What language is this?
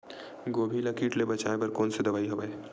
Chhattisgarhi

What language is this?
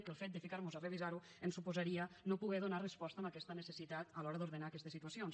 Catalan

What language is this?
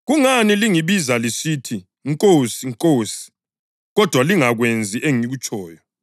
North Ndebele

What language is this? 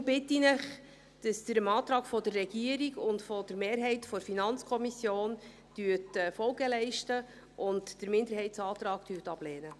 Swiss German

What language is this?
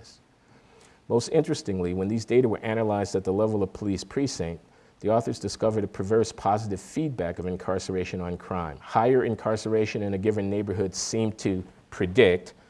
English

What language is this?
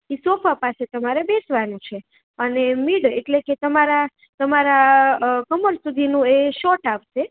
Gujarati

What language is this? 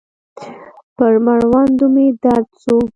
Pashto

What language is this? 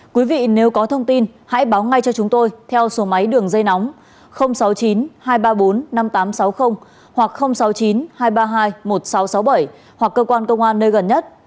Vietnamese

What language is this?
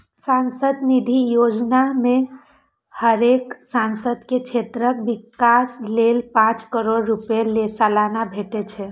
Maithili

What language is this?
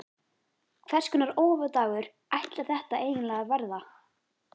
Icelandic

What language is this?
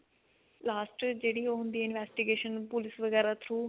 Punjabi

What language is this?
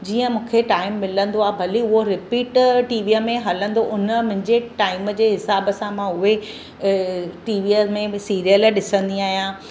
Sindhi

